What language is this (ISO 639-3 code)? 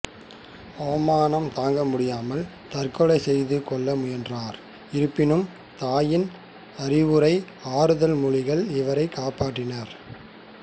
tam